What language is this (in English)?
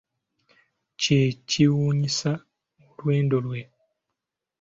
Ganda